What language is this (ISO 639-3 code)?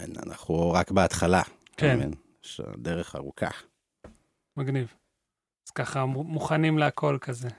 heb